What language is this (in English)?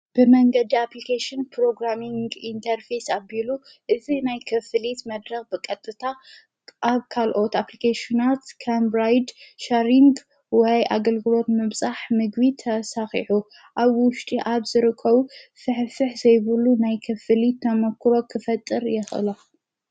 Tigrinya